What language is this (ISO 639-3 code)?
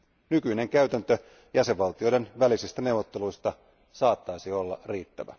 fin